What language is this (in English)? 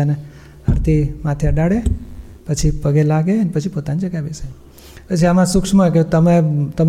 Gujarati